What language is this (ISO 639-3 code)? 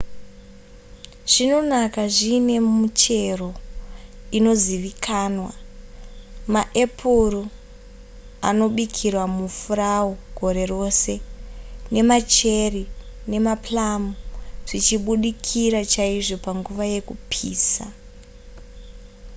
sna